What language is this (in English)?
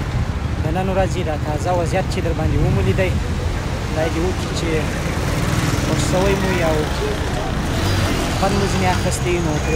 Indonesian